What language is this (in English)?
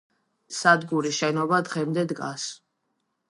Georgian